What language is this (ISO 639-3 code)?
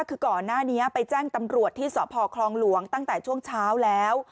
tha